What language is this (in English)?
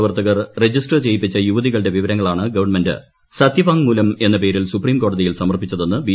Malayalam